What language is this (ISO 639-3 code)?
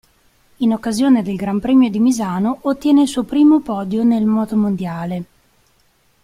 ita